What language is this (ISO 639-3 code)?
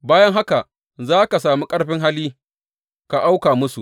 hau